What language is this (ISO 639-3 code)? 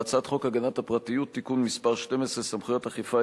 heb